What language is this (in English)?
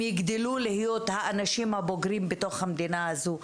Hebrew